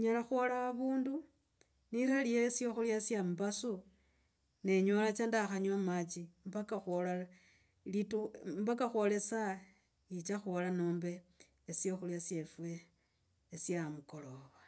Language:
Logooli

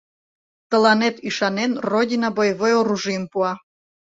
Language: Mari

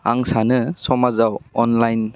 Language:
Bodo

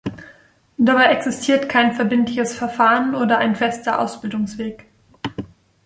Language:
German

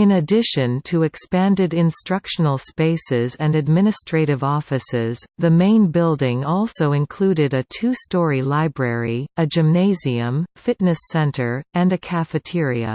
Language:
English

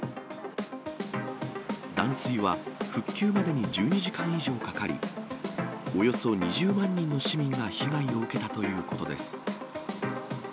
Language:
Japanese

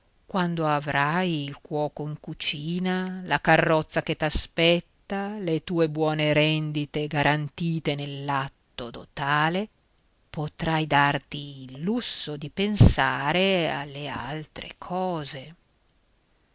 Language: Italian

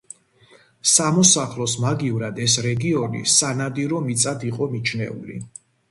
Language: Georgian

